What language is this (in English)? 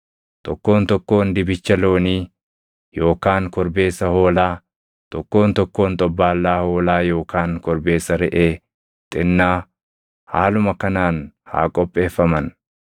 Oromo